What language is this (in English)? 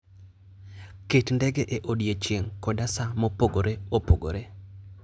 Luo (Kenya and Tanzania)